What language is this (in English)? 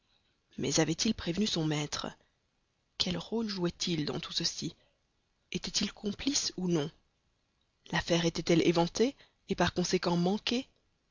French